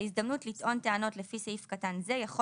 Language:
Hebrew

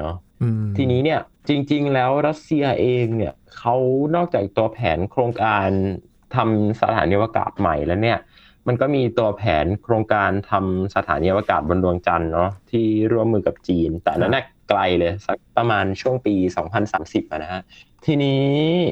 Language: Thai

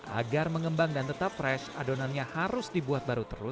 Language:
Indonesian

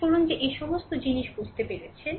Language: Bangla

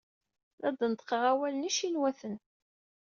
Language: Kabyle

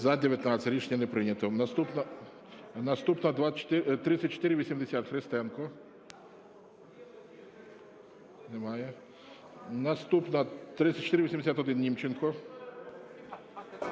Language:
Ukrainian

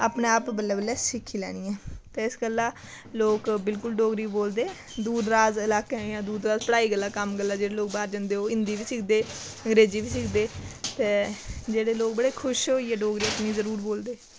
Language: Dogri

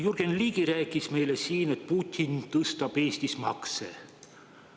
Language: Estonian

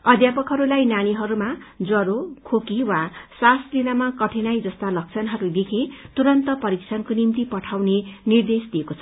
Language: Nepali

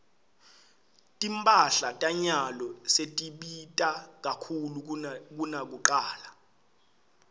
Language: Swati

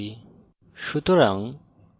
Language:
Bangla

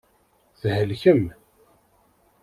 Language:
Kabyle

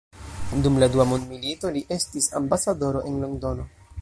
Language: Esperanto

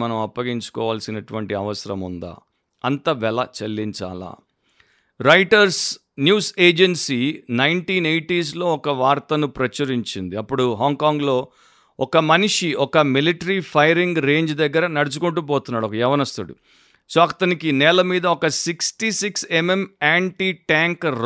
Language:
Telugu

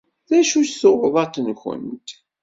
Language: Kabyle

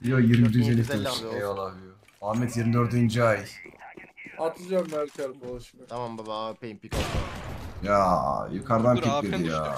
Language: Turkish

